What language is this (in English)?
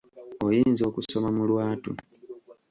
Ganda